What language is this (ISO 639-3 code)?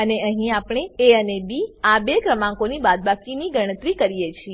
guj